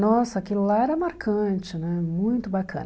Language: Portuguese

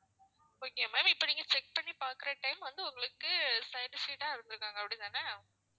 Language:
Tamil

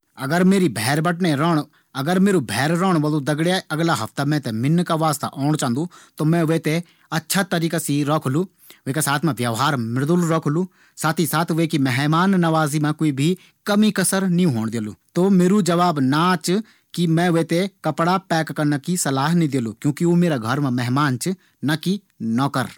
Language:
Garhwali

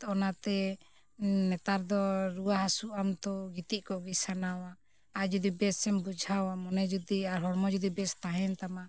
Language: Santali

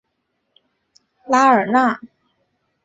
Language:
Chinese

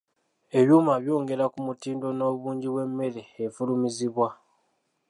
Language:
Ganda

